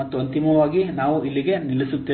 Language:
Kannada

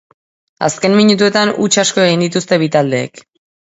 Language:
Basque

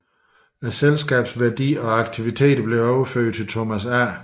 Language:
Danish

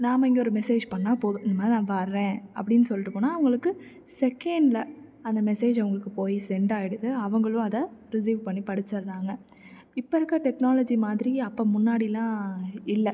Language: Tamil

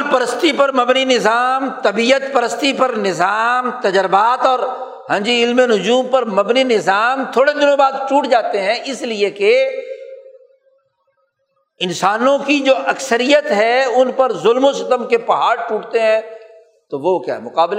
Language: Urdu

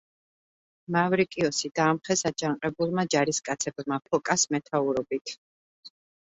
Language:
Georgian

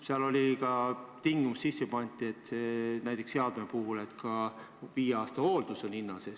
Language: Estonian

